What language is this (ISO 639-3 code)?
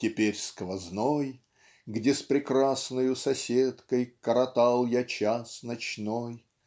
rus